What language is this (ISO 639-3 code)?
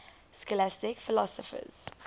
eng